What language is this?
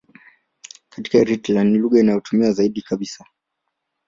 Swahili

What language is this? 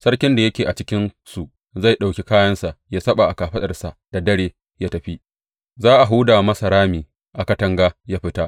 Hausa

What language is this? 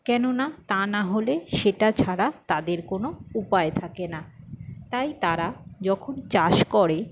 Bangla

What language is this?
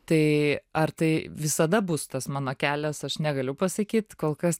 Lithuanian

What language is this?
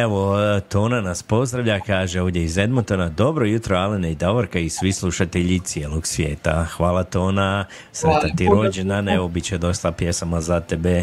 Croatian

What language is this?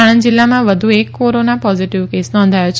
Gujarati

